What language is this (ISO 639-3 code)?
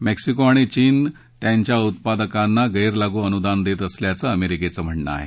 mar